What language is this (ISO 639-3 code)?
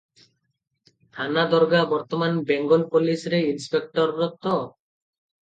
ori